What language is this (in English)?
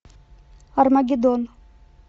Russian